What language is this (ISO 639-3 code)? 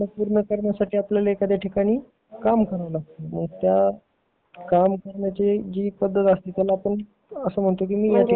mar